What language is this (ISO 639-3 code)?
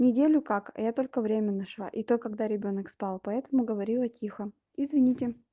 rus